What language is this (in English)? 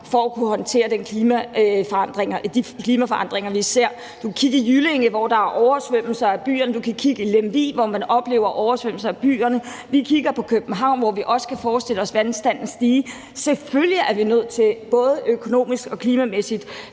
Danish